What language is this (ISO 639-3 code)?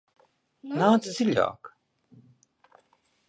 lav